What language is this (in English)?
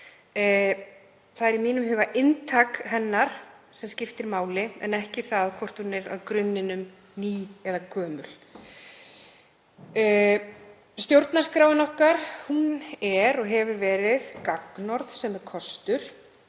Icelandic